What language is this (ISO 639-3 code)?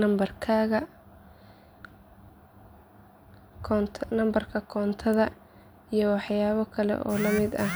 som